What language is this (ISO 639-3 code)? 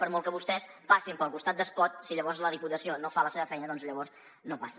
cat